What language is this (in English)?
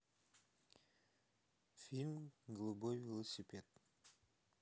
Russian